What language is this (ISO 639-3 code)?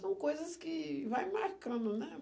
por